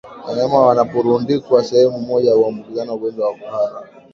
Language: Swahili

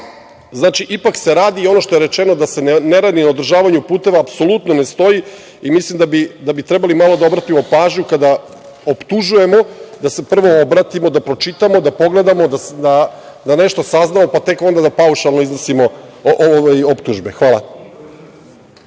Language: Serbian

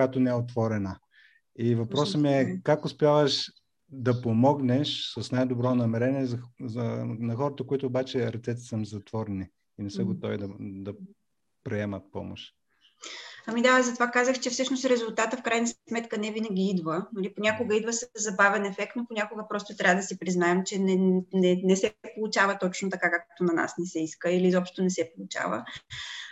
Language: Bulgarian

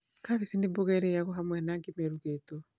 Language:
Kikuyu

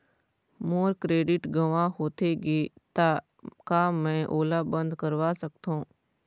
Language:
Chhattisgarhi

